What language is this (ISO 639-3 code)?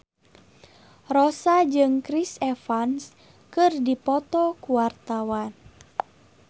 sun